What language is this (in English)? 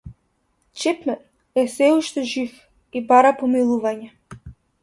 Macedonian